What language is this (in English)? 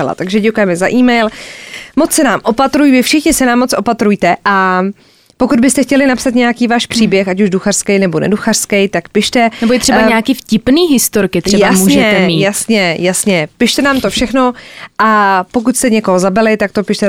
Czech